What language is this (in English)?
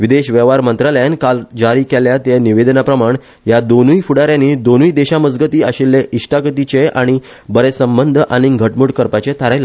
Konkani